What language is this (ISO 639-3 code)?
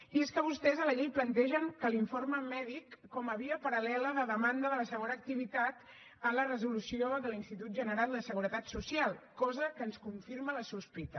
cat